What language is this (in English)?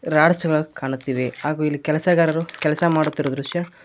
Kannada